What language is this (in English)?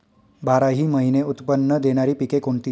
Marathi